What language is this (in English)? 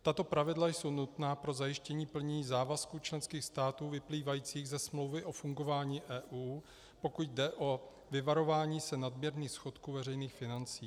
Czech